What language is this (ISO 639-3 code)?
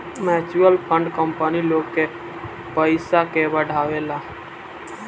bho